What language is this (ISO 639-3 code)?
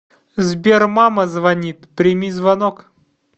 rus